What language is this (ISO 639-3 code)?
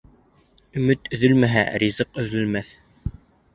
bak